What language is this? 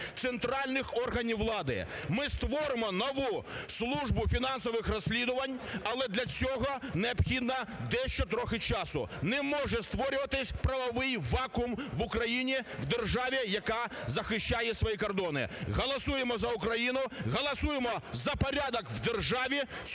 Ukrainian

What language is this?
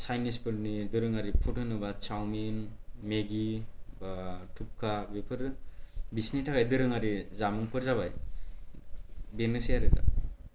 Bodo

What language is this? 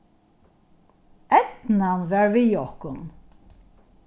Faroese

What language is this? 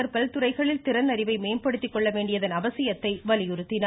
Tamil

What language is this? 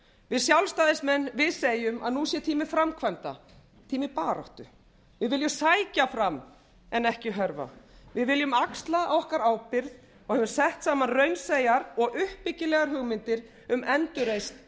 Icelandic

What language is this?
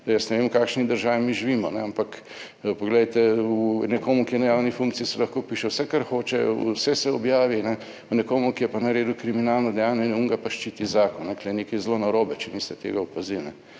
Slovenian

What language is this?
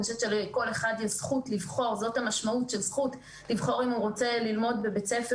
Hebrew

